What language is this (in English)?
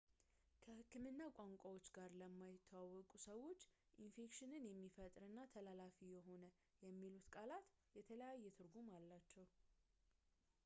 Amharic